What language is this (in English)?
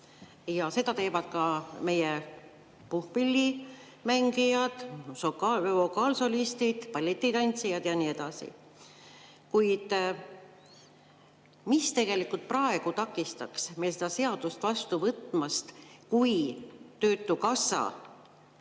Estonian